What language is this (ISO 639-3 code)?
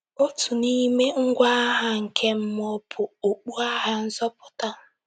ibo